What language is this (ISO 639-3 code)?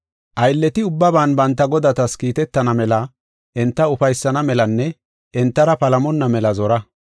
gof